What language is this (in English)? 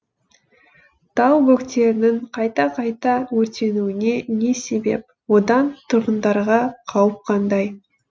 Kazakh